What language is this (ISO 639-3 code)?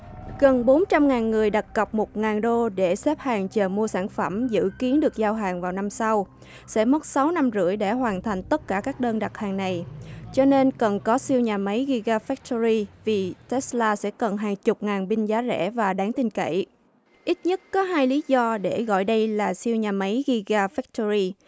vie